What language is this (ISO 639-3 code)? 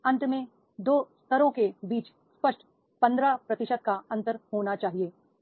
hin